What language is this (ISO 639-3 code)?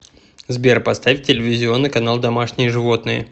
rus